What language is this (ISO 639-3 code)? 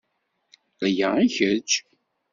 kab